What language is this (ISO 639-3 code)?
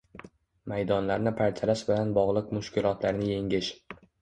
uzb